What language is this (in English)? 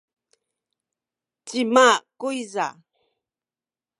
Sakizaya